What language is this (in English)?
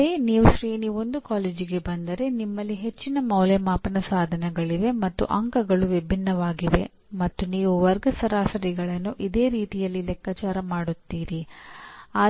Kannada